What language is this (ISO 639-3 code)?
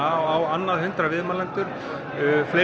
isl